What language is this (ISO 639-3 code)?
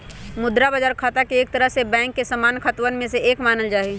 mag